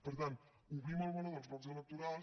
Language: Catalan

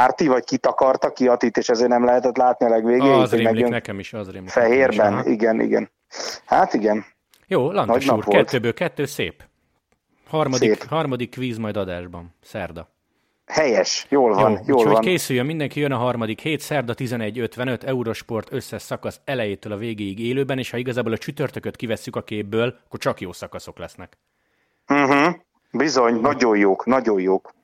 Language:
Hungarian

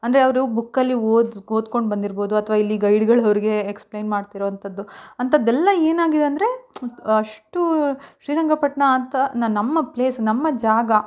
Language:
Kannada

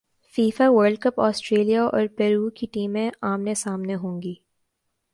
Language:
Urdu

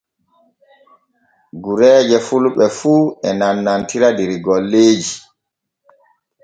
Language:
Borgu Fulfulde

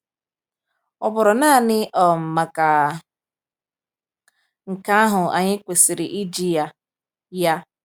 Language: Igbo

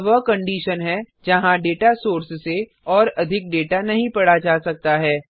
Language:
Hindi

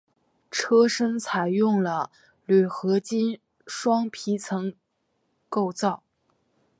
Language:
Chinese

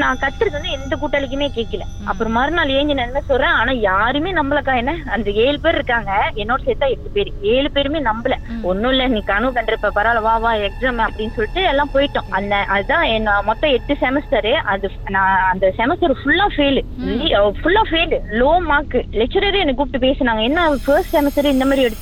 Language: Tamil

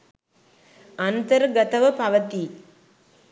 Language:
Sinhala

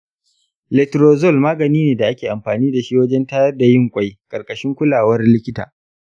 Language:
Hausa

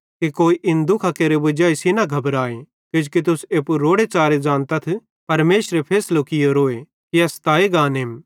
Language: Bhadrawahi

